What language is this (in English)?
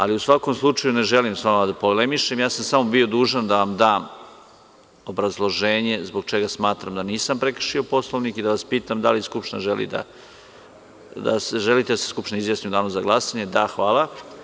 Serbian